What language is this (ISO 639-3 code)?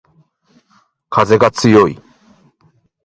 jpn